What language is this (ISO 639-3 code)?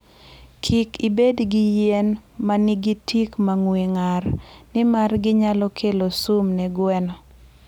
luo